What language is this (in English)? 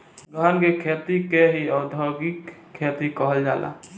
Bhojpuri